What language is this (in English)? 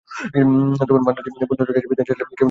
Bangla